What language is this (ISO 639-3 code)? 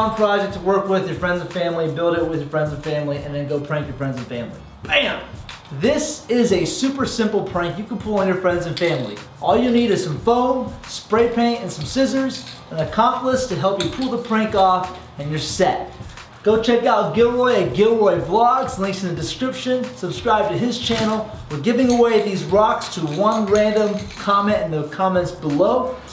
eng